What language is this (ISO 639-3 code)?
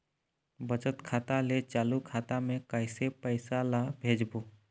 hne